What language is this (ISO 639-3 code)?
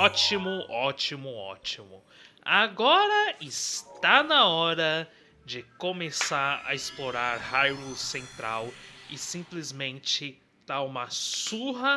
por